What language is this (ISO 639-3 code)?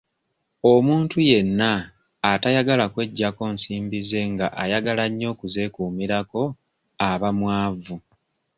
lug